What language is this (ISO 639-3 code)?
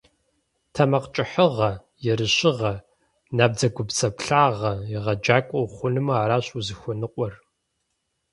kbd